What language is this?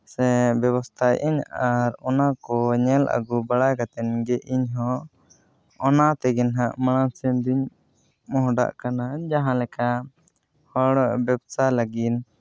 Santali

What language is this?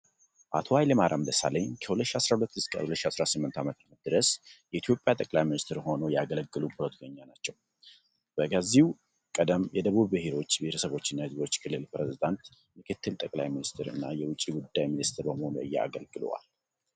Amharic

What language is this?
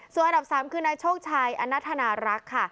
Thai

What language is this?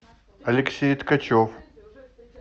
Russian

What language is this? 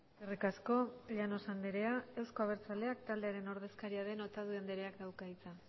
Basque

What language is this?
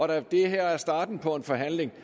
Danish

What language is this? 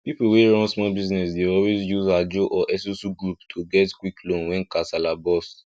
Nigerian Pidgin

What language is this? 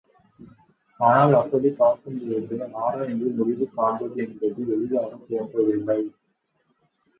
Tamil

